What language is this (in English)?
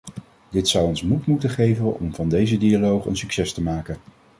Dutch